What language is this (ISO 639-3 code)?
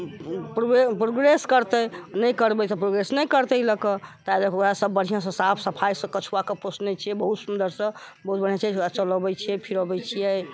mai